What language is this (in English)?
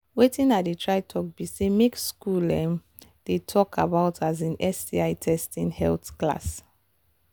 Nigerian Pidgin